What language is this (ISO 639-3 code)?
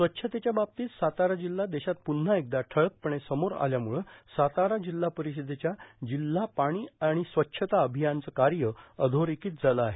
mar